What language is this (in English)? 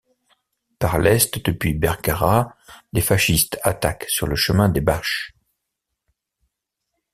French